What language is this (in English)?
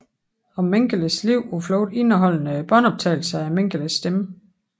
Danish